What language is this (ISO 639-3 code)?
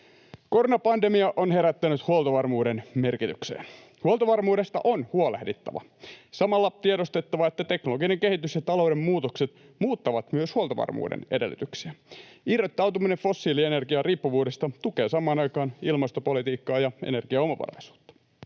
fin